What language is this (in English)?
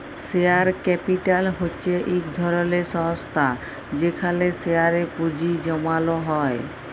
Bangla